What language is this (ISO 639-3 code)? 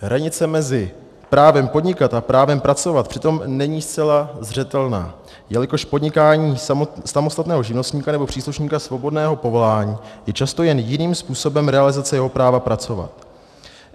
ces